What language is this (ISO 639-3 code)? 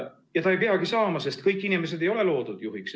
est